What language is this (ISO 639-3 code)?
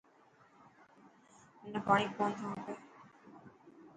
mki